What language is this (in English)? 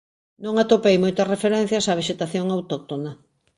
Galician